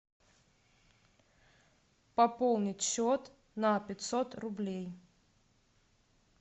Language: Russian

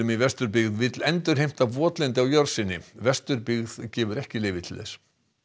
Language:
Icelandic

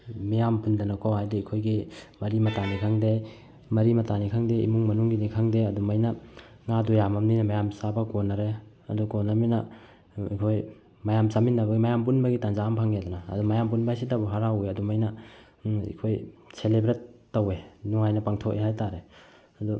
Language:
Manipuri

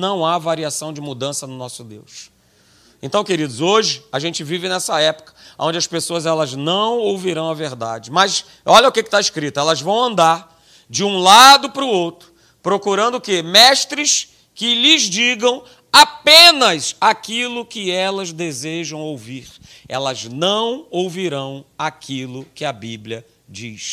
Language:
Portuguese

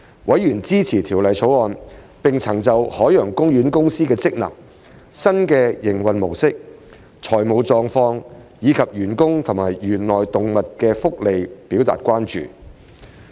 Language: Cantonese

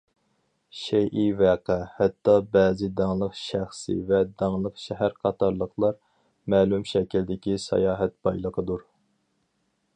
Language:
Uyghur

